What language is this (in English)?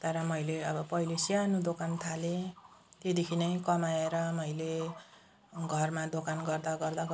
Nepali